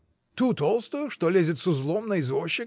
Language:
Russian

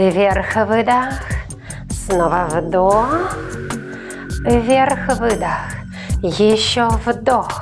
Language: Russian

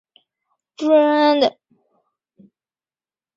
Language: Chinese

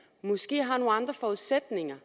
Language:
Danish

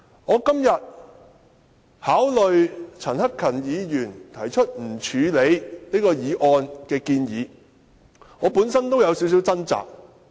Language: Cantonese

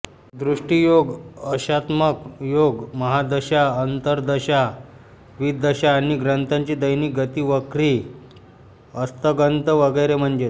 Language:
Marathi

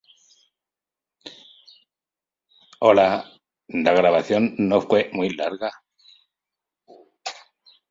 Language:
Spanish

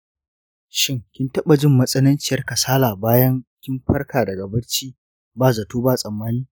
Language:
Hausa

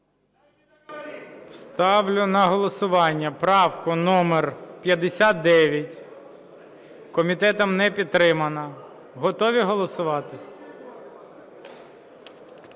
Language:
Ukrainian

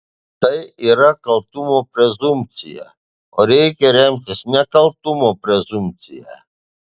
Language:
Lithuanian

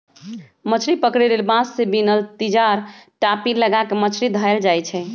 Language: Magahi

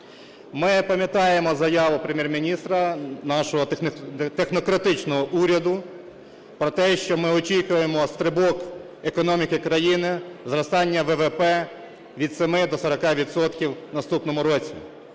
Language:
Ukrainian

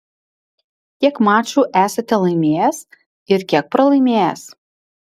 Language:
Lithuanian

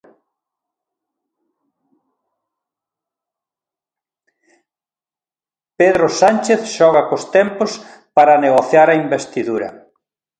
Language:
Galician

